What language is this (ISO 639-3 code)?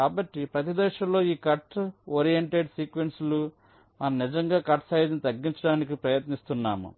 tel